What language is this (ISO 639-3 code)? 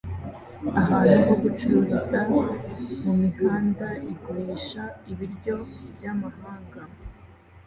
kin